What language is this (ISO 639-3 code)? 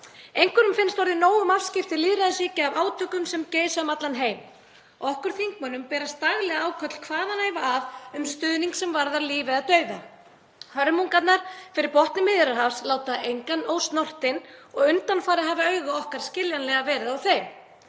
isl